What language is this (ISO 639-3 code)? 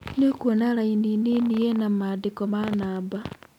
kik